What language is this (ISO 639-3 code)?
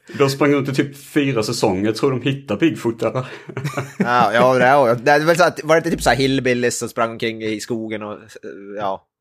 swe